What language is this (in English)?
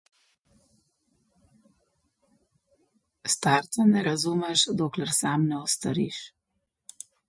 Slovenian